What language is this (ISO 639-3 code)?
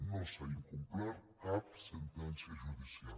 cat